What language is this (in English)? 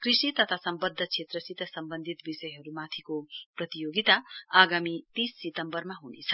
Nepali